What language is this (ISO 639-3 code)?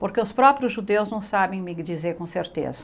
por